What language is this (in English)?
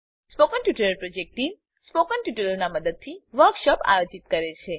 Gujarati